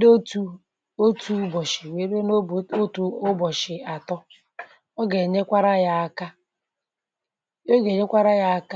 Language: Igbo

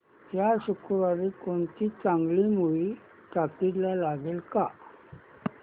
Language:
Marathi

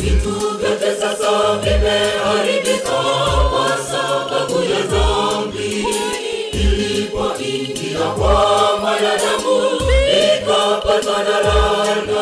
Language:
Swahili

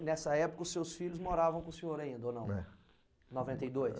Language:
Portuguese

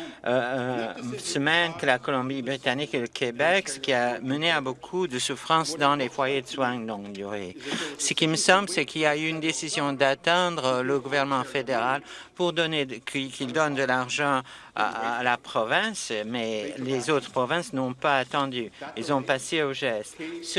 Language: French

